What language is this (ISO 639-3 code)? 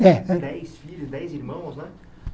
por